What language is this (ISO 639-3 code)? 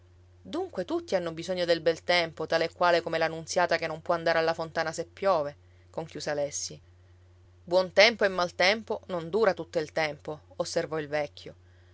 ita